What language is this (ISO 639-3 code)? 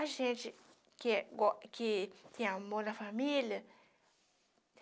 por